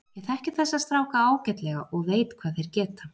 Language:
Icelandic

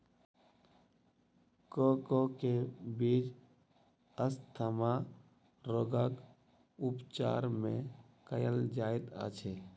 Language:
Maithili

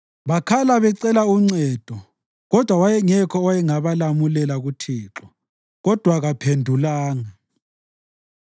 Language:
North Ndebele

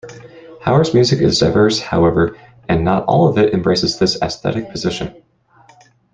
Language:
English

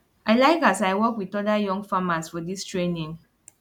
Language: Nigerian Pidgin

